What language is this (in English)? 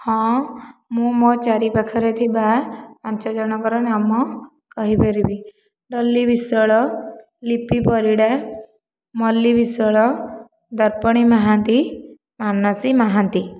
Odia